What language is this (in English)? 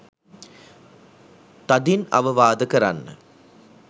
Sinhala